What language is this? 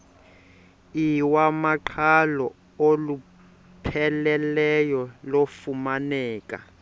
Xhosa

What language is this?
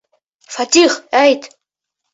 Bashkir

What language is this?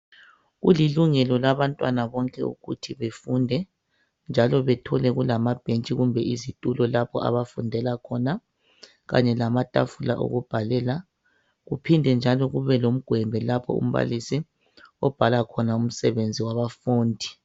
North Ndebele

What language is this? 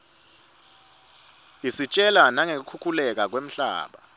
Swati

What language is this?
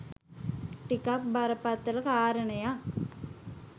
Sinhala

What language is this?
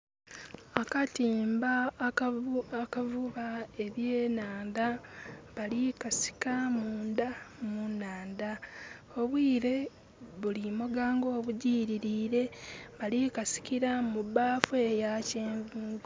Soga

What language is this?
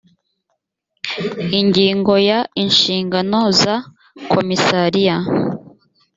Kinyarwanda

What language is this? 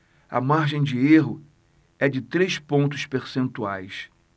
Portuguese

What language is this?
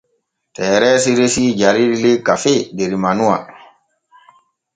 Borgu Fulfulde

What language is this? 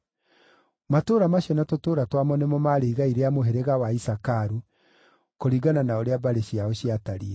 Kikuyu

